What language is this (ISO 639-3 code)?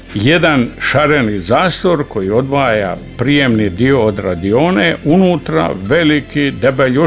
hrv